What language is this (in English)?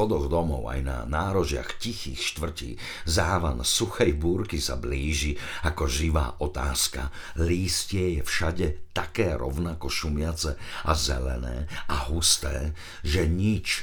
Slovak